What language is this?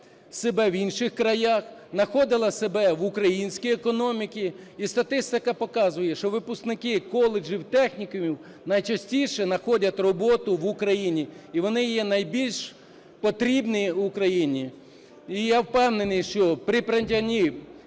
Ukrainian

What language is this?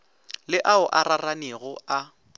Northern Sotho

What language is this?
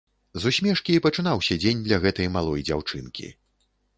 Belarusian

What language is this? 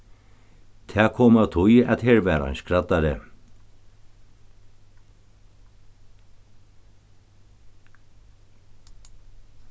Faroese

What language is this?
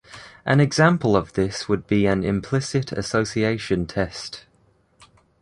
English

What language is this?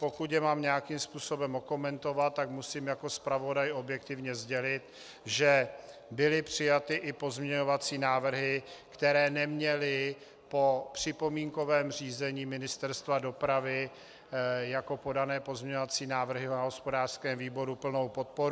Czech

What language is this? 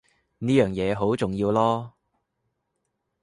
Cantonese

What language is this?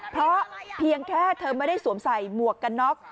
Thai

